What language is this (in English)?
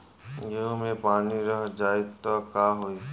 Bhojpuri